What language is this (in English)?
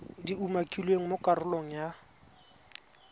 Tswana